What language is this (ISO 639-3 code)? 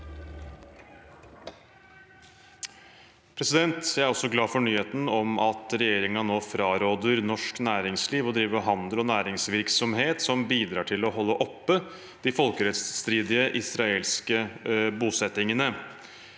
nor